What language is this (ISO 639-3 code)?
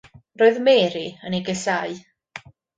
cym